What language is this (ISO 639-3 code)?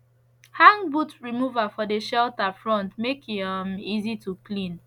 pcm